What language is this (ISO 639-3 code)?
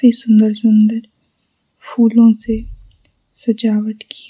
hin